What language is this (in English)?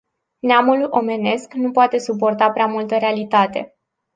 Romanian